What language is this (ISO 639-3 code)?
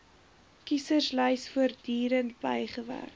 afr